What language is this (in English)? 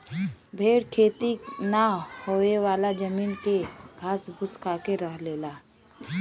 Bhojpuri